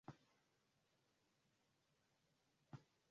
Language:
Swahili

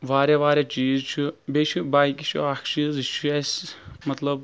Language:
Kashmiri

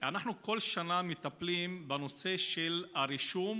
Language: Hebrew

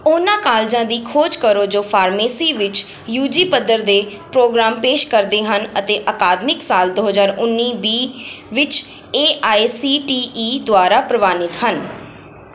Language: Punjabi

